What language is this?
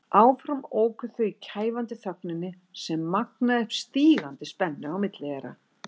Icelandic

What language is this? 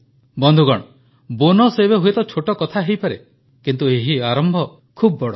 Odia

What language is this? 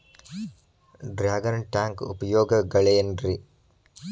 Kannada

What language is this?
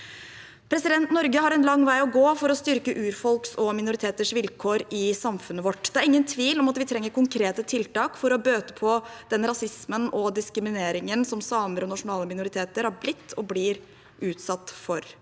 Norwegian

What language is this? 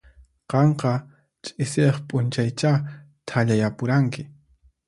Puno Quechua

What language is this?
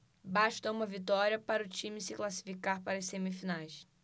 Portuguese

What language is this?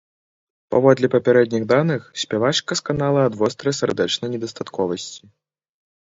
Belarusian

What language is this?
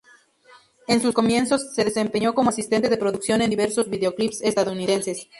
Spanish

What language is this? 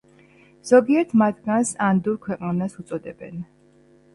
Georgian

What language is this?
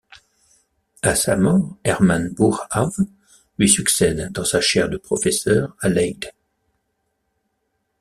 French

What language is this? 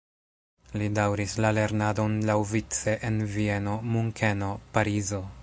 Esperanto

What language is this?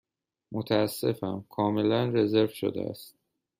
Persian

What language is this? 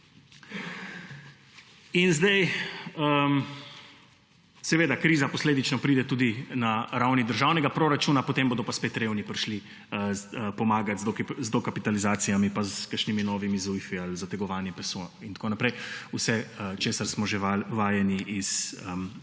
Slovenian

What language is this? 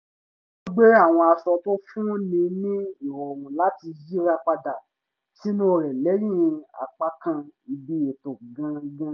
Yoruba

